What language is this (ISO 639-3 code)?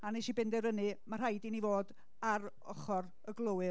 cym